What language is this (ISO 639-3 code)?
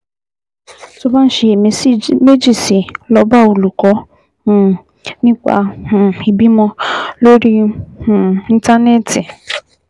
yor